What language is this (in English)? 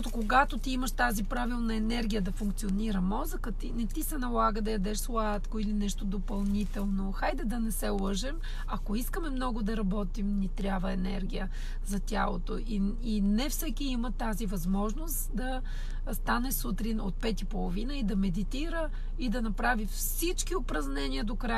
Bulgarian